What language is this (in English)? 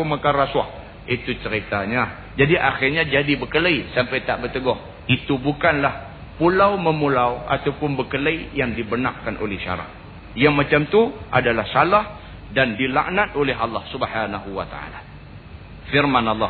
Malay